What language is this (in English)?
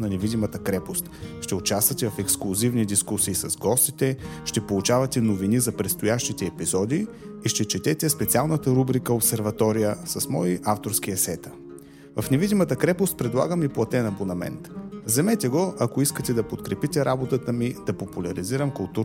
Bulgarian